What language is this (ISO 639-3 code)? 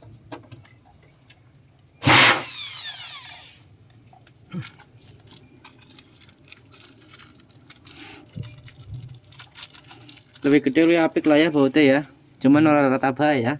ind